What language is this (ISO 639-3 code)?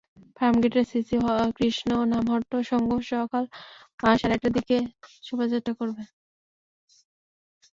ben